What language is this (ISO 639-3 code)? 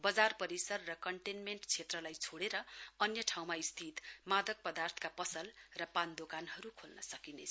nep